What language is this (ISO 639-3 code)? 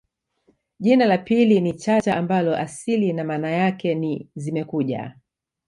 swa